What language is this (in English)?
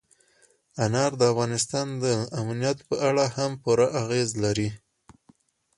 Pashto